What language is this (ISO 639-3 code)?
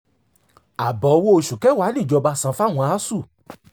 yor